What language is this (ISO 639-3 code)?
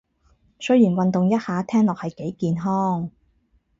yue